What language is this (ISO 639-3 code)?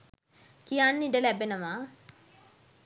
sin